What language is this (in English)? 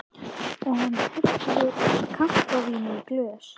Icelandic